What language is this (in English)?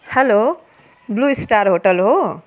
Nepali